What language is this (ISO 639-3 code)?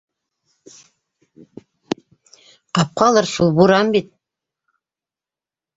bak